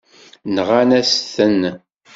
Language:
Kabyle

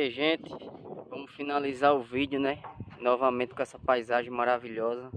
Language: Portuguese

